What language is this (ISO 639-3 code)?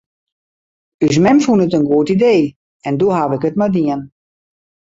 fry